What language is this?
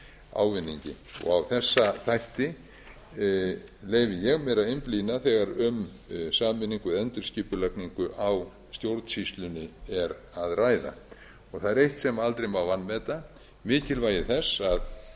Icelandic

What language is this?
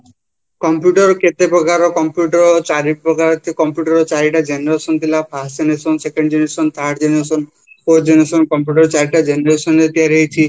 Odia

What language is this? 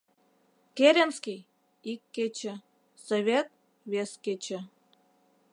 Mari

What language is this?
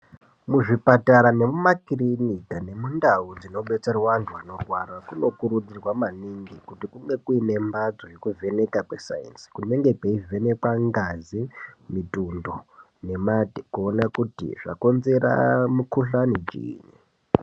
Ndau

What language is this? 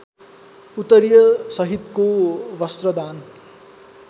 Nepali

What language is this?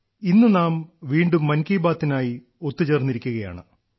Malayalam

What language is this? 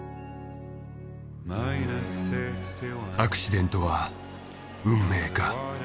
Japanese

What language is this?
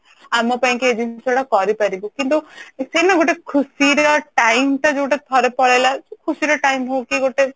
Odia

